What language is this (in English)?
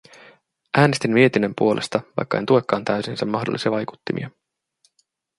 Finnish